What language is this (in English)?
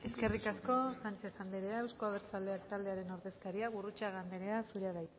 Basque